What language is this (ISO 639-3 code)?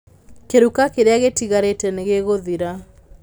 kik